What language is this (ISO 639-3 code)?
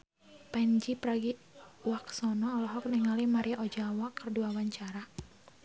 sun